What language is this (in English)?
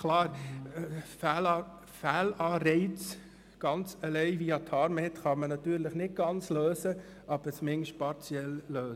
Swiss German